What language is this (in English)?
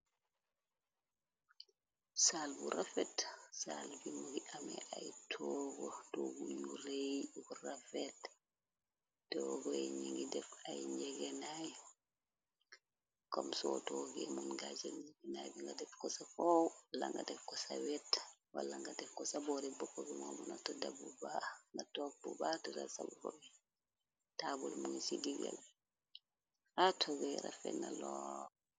Wolof